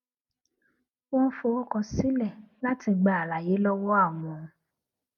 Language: Yoruba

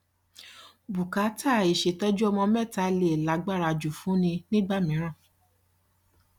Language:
Yoruba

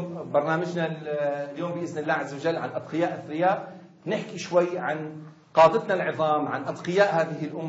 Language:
Arabic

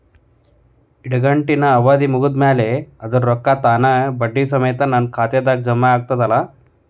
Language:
Kannada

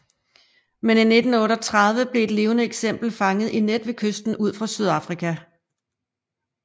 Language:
Danish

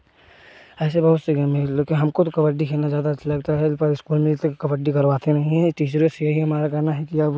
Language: Hindi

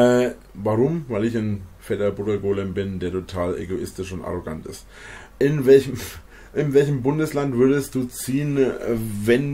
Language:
German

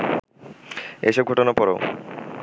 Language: Bangla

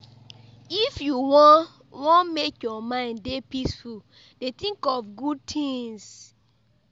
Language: Nigerian Pidgin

